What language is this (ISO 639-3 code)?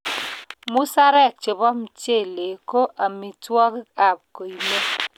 kln